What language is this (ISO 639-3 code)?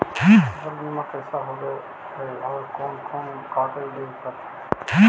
mag